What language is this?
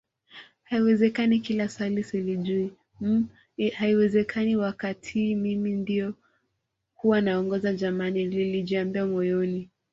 Swahili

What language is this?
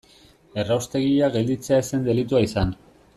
Basque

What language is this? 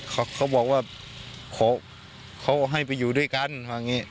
Thai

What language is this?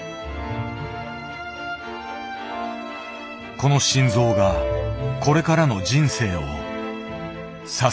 Japanese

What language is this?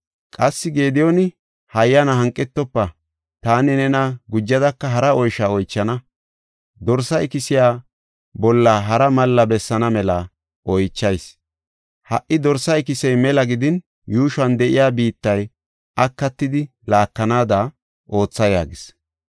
Gofa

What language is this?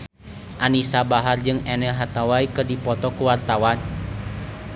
Sundanese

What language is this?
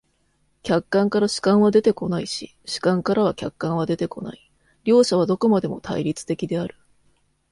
Japanese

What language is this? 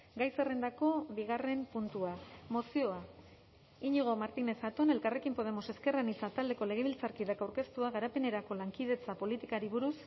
Basque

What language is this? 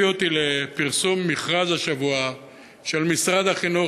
Hebrew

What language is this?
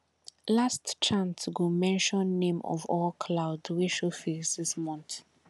Nigerian Pidgin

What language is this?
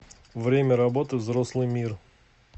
Russian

